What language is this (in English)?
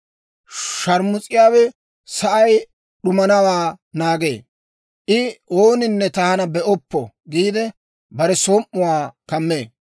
Dawro